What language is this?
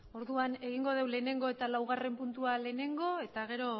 Basque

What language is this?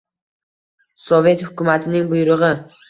Uzbek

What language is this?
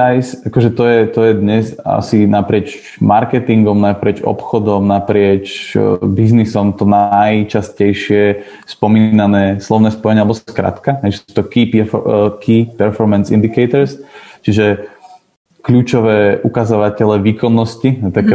Slovak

